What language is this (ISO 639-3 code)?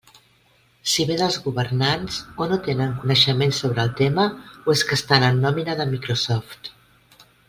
cat